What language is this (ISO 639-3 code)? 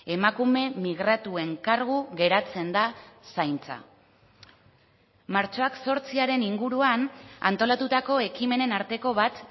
eus